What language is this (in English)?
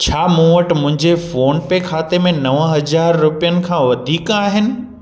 Sindhi